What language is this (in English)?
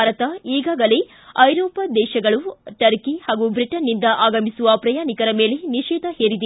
Kannada